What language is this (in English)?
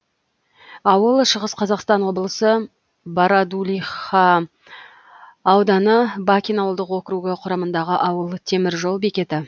Kazakh